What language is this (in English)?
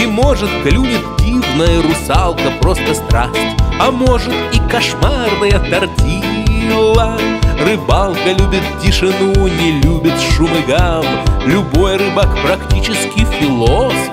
Russian